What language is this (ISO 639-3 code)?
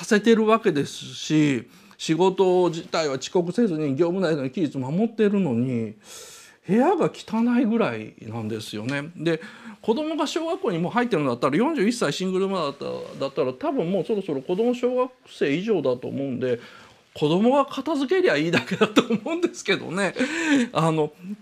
jpn